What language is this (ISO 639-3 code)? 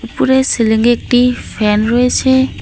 ben